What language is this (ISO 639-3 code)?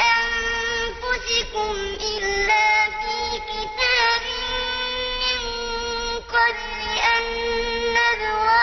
ara